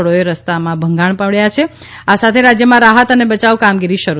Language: Gujarati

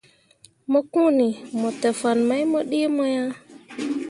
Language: Mundang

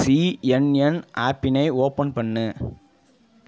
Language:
Tamil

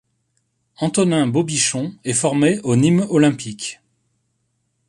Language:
French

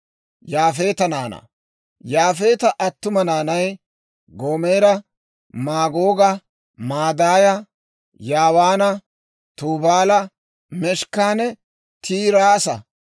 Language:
Dawro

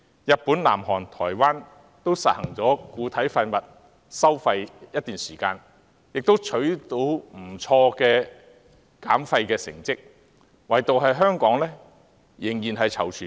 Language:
Cantonese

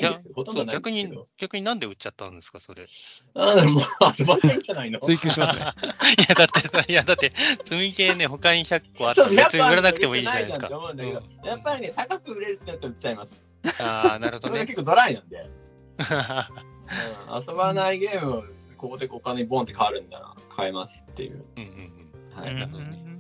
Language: Japanese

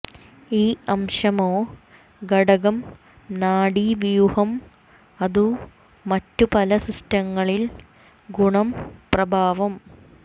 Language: Malayalam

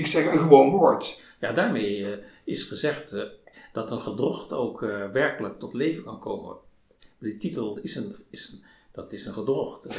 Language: Dutch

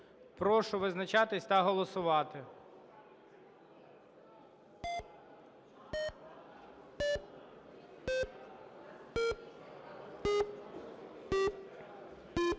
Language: Ukrainian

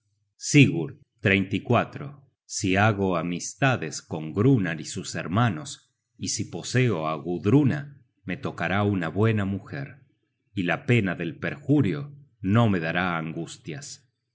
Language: Spanish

